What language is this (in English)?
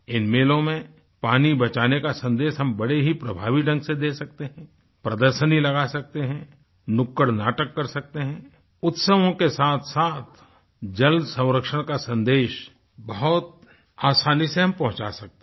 Hindi